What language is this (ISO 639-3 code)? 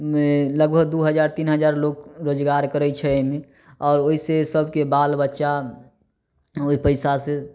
mai